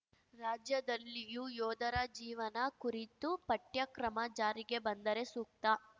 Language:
Kannada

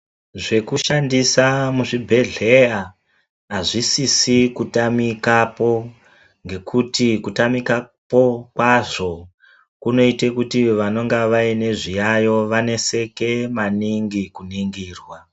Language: Ndau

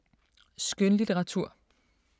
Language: Danish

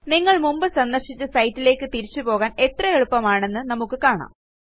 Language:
Malayalam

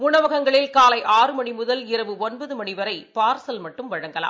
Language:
Tamil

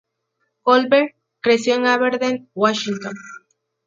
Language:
Spanish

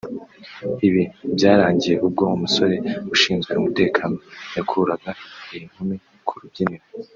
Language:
Kinyarwanda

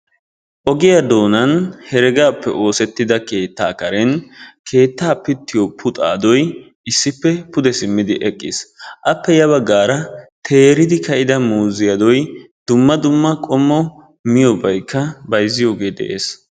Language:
Wolaytta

